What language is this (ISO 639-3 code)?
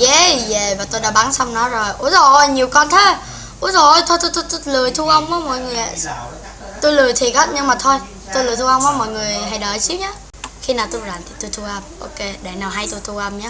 vie